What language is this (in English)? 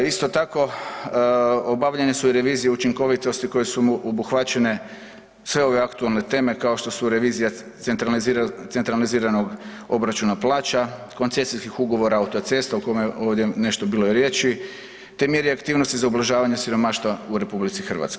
Croatian